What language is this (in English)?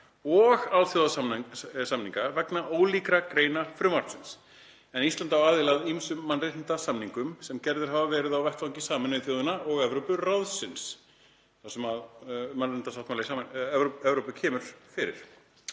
Icelandic